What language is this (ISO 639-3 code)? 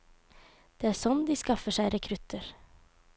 nor